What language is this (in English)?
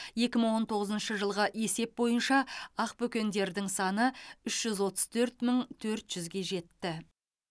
Kazakh